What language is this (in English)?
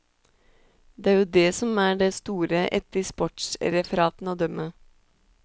Norwegian